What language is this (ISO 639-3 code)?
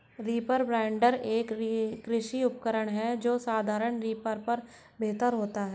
hin